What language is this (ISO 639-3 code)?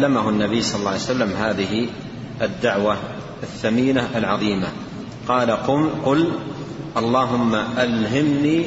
ara